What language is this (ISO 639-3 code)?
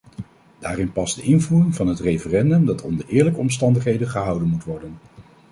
nld